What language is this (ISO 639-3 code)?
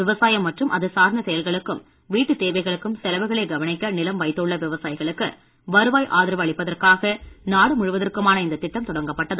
tam